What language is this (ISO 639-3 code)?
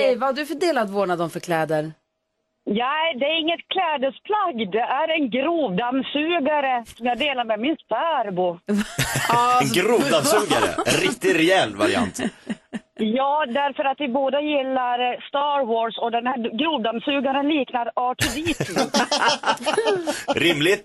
swe